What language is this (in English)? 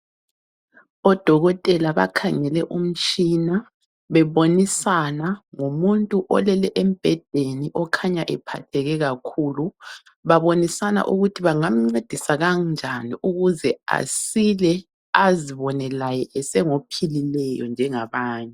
North Ndebele